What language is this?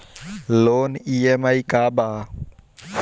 Bhojpuri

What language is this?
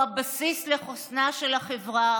Hebrew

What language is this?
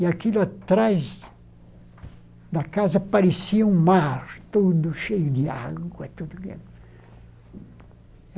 Portuguese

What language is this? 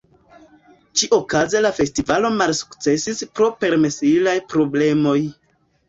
Esperanto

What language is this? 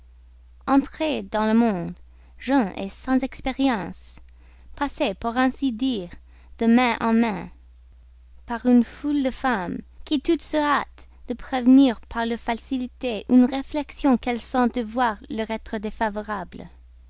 French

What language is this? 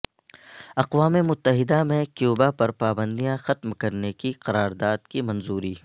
Urdu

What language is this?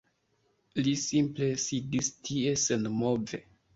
Esperanto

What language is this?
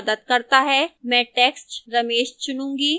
Hindi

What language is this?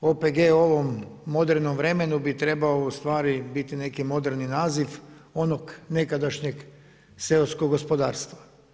Croatian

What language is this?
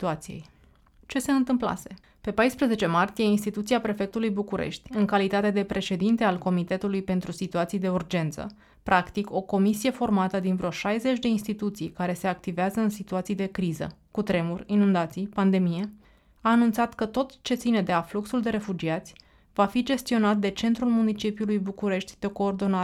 Romanian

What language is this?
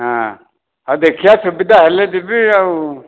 Odia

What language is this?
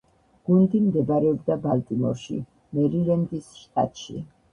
Georgian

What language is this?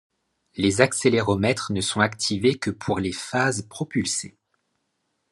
French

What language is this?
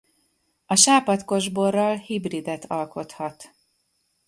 Hungarian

